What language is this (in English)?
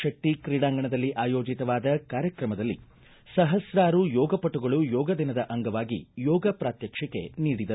Kannada